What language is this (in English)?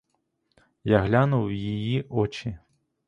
Ukrainian